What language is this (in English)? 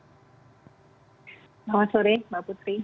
Indonesian